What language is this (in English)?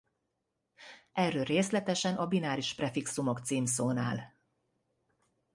Hungarian